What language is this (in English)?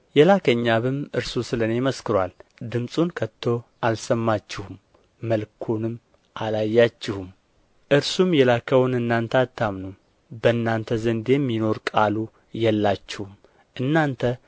Amharic